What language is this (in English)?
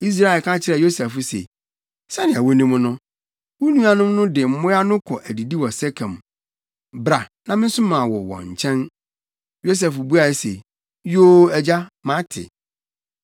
Akan